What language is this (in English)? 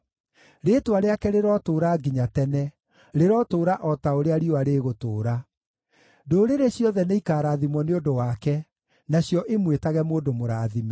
Kikuyu